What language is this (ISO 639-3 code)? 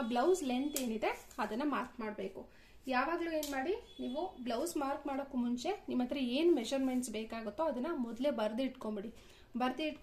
kan